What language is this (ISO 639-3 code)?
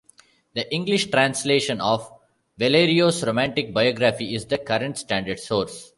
eng